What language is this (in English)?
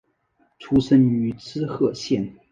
Chinese